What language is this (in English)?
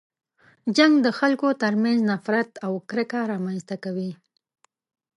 Pashto